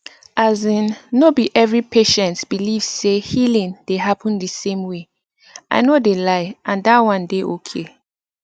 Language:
Nigerian Pidgin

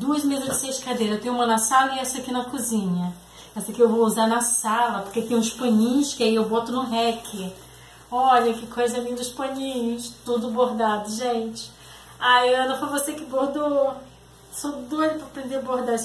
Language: Portuguese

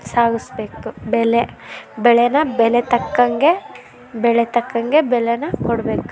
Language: Kannada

